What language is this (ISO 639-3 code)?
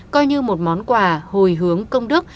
vie